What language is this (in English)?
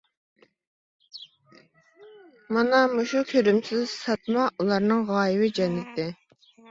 Uyghur